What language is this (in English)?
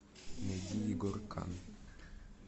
Russian